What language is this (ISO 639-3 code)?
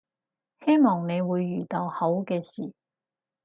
yue